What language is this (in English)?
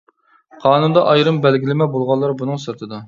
Uyghur